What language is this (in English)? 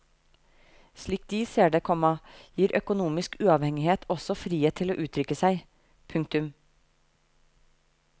Norwegian